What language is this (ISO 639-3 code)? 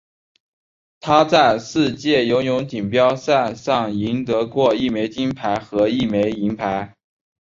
zho